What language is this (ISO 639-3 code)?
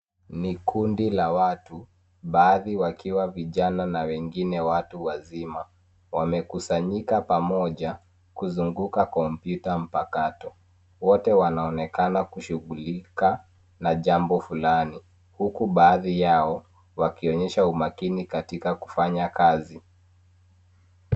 swa